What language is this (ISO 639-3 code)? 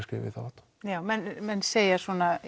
isl